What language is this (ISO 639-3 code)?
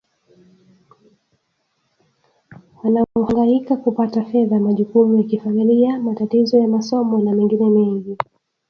swa